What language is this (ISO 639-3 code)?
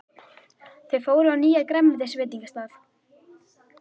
isl